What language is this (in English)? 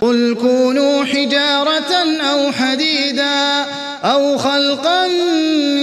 Arabic